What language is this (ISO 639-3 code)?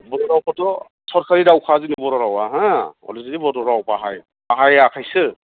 brx